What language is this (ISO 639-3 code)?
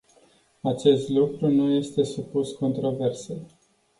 ron